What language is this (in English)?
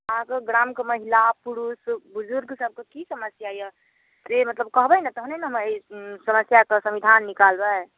Maithili